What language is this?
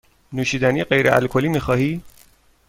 Persian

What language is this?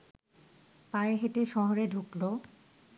Bangla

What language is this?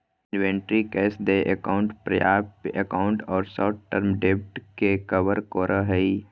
Magahi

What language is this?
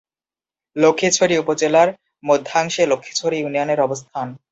Bangla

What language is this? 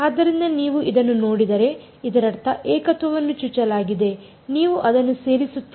Kannada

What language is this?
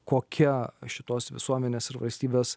Lithuanian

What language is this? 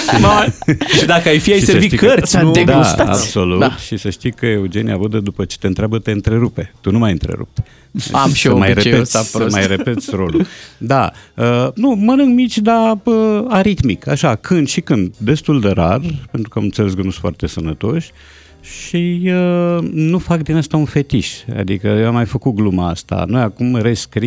Romanian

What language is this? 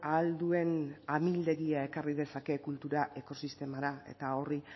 Basque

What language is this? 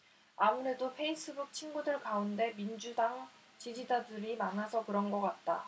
Korean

